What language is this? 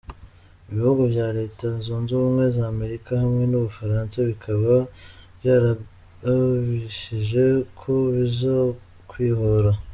Kinyarwanda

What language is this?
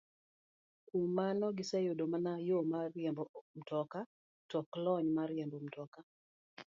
Luo (Kenya and Tanzania)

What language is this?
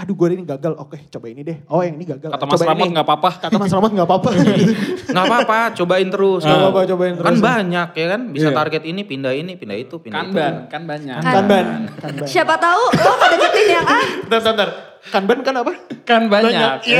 Indonesian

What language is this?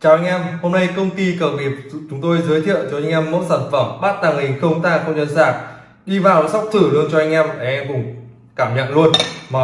Vietnamese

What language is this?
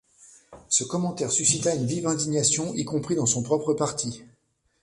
French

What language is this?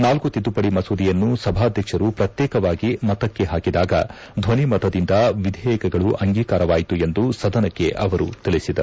Kannada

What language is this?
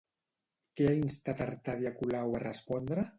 Catalan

